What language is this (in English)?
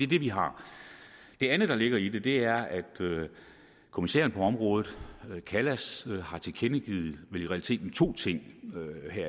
Danish